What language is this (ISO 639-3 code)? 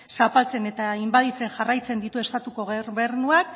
eus